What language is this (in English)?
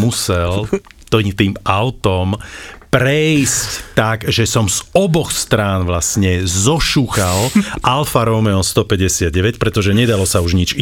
Slovak